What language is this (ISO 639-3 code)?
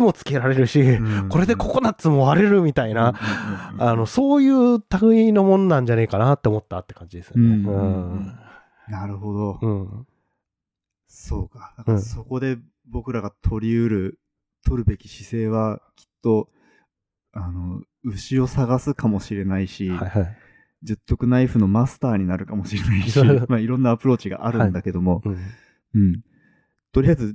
jpn